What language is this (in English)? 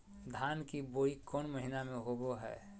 Magahi